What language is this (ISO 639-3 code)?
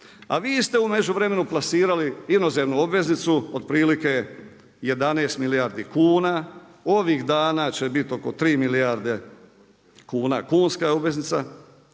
hrv